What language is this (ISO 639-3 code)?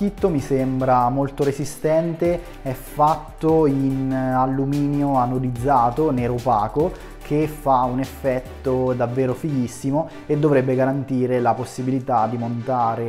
ita